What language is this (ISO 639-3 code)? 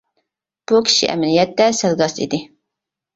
uig